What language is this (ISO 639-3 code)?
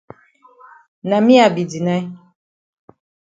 wes